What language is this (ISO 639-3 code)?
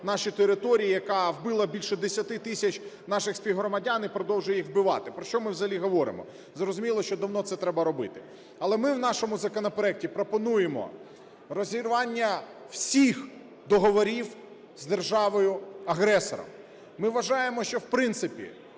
ukr